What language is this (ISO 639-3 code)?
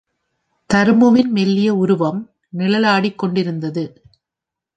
tam